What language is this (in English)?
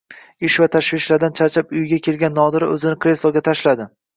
Uzbek